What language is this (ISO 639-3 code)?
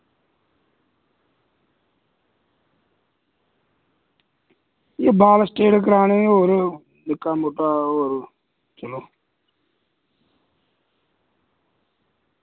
doi